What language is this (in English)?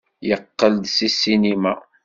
Kabyle